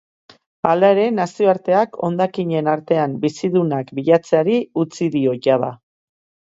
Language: Basque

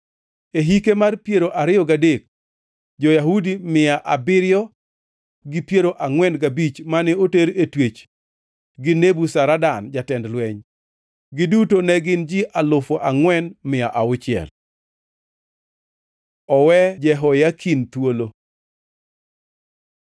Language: Luo (Kenya and Tanzania)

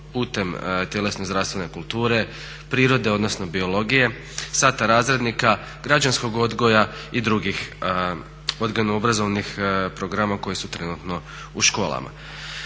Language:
Croatian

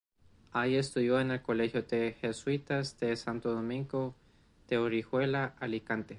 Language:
Spanish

